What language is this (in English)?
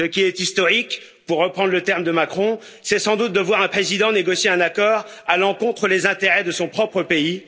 French